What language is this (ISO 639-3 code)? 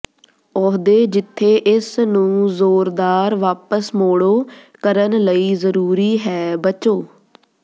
pan